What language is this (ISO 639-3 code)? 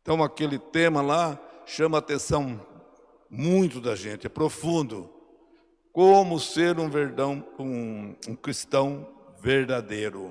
por